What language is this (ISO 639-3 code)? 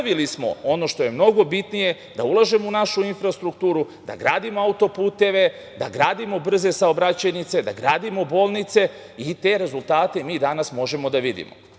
srp